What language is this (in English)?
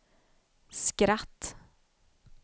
Swedish